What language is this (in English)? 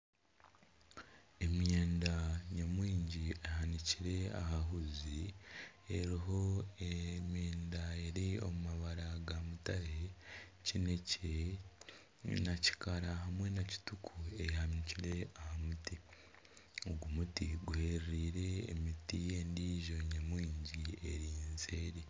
Nyankole